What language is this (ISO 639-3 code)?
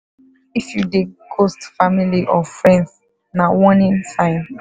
pcm